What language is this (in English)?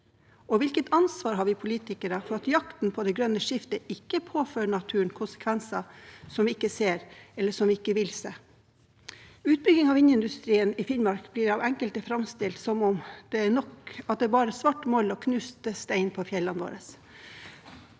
Norwegian